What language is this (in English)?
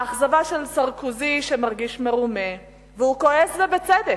Hebrew